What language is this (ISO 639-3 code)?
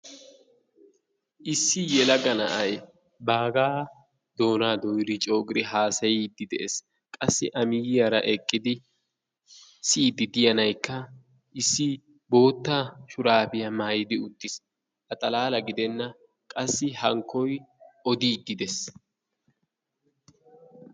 wal